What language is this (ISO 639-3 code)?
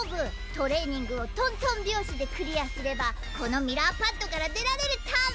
jpn